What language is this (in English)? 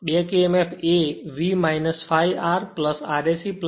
Gujarati